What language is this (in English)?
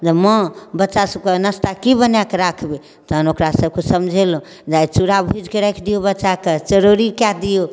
Maithili